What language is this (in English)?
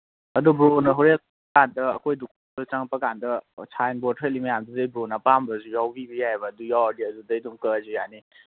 Manipuri